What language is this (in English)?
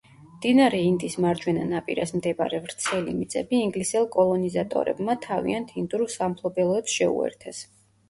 Georgian